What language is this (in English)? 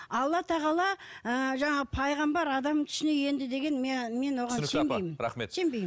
Kazakh